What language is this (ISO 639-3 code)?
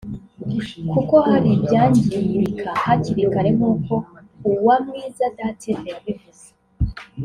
kin